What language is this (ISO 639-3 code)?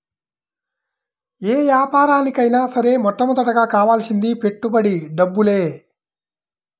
tel